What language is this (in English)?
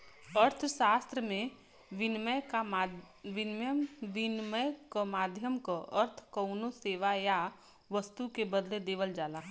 Bhojpuri